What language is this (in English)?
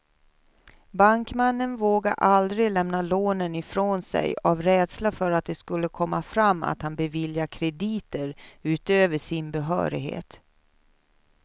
Swedish